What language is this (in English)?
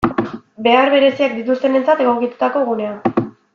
Basque